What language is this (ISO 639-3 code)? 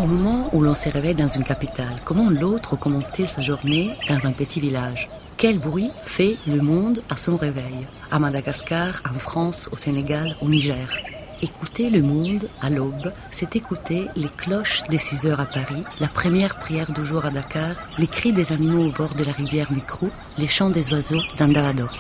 fra